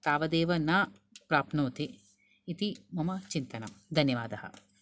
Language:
Sanskrit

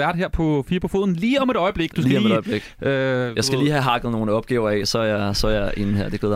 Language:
Danish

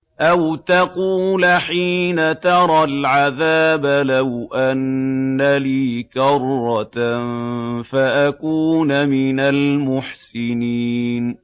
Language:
Arabic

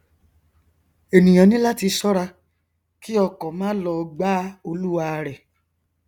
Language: Yoruba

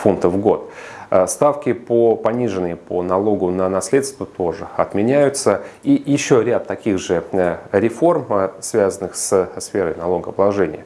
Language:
Russian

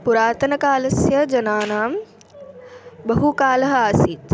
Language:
Sanskrit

